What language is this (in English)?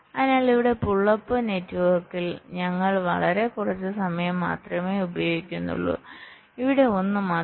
Malayalam